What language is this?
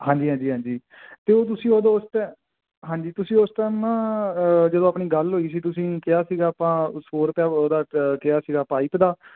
Punjabi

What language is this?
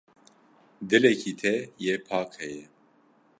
Kurdish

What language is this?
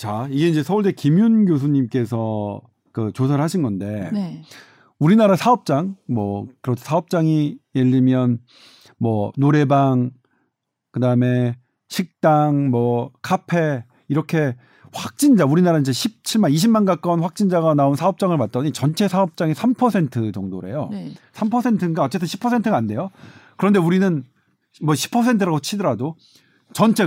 Korean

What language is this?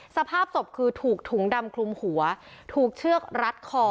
Thai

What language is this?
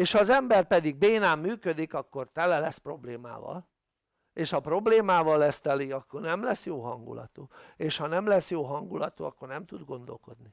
Hungarian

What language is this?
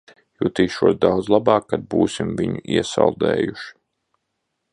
Latvian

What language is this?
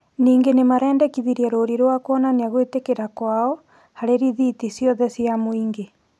Kikuyu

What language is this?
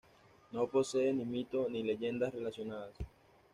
Spanish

